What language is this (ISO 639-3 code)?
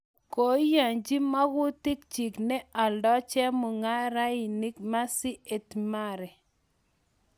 kln